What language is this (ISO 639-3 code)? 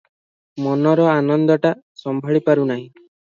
ori